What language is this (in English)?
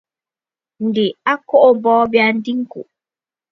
Bafut